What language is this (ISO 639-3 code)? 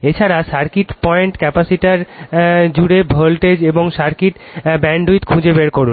ben